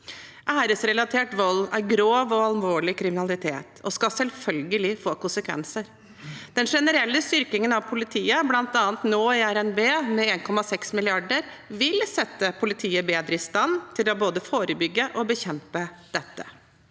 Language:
Norwegian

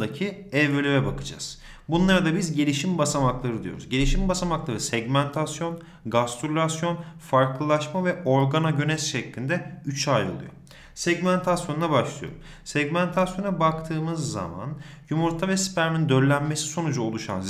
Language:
Turkish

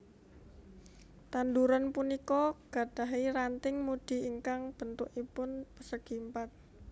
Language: Javanese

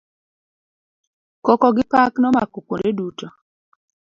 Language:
Luo (Kenya and Tanzania)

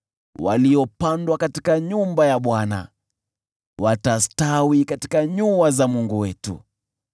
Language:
Swahili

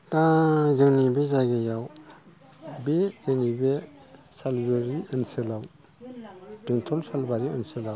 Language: Bodo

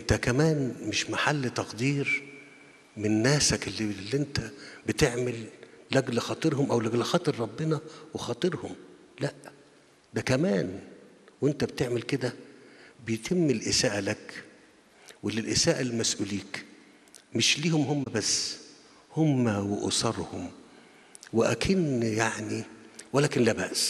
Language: Arabic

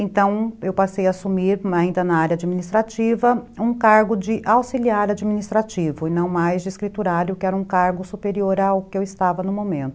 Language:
Portuguese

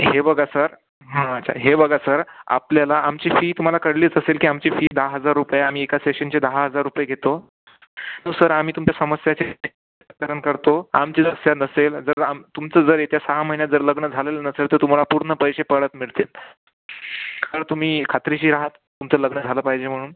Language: Marathi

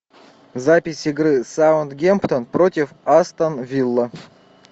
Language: Russian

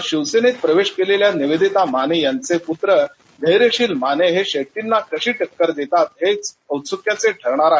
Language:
Marathi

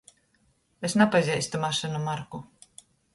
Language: Latgalian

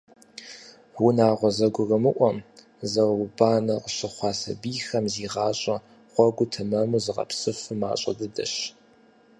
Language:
Kabardian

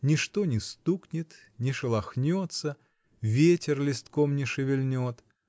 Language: Russian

